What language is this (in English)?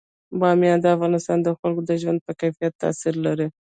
Pashto